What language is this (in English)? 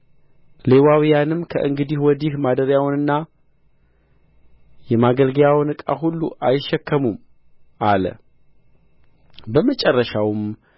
Amharic